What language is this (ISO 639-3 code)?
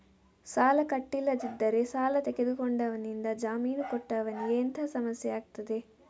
kan